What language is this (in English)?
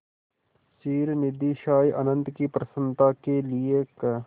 Hindi